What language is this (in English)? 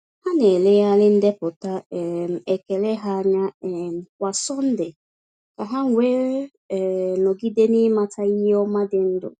Igbo